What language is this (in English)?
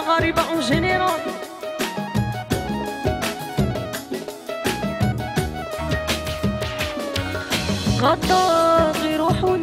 French